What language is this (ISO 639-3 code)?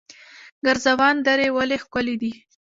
pus